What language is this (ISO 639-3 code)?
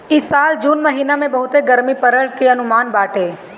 bho